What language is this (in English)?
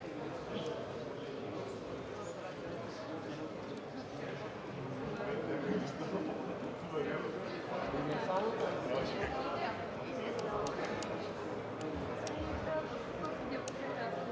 Bulgarian